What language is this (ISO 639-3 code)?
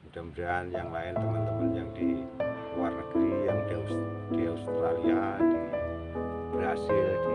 ind